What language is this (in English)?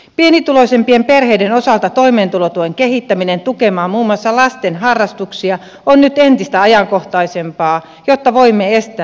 Finnish